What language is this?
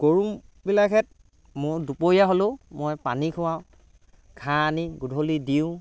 Assamese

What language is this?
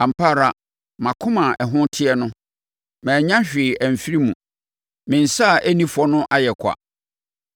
Akan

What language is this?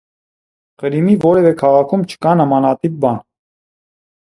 Armenian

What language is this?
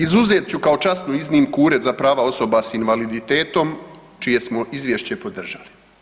Croatian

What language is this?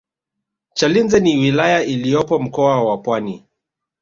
Swahili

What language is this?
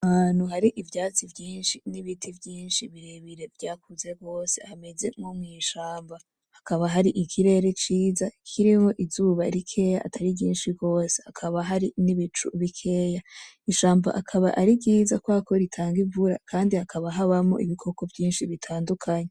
Rundi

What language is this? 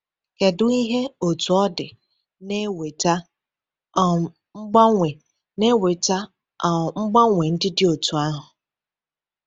Igbo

